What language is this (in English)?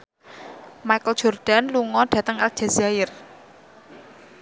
Javanese